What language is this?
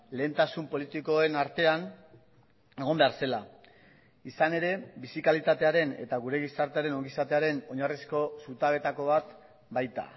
Basque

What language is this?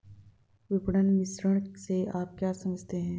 Hindi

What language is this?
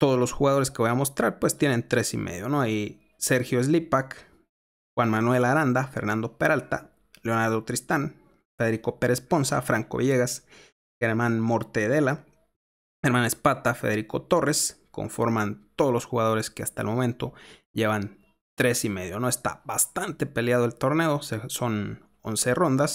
Spanish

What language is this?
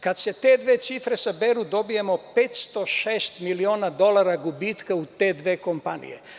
Serbian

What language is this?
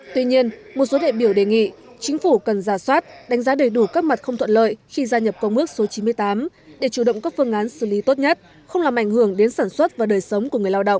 Vietnamese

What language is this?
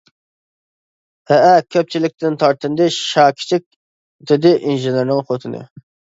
Uyghur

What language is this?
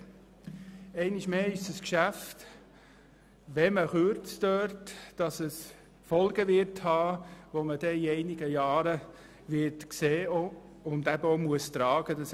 Swiss German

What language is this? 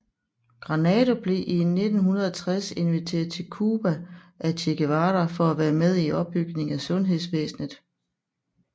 Danish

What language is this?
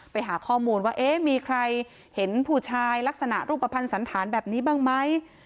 Thai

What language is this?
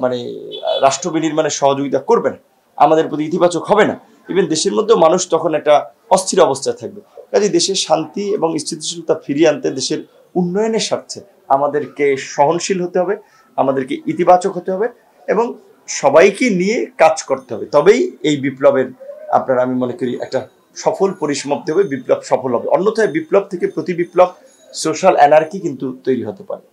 Bangla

